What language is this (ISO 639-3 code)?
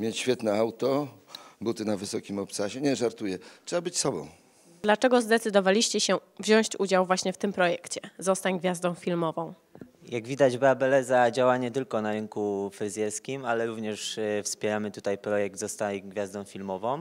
pol